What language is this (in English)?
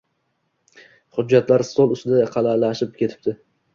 Uzbek